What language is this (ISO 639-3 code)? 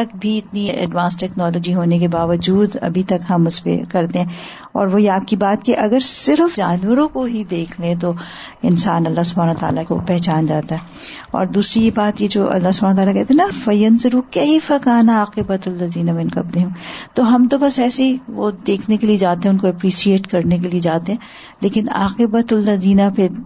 urd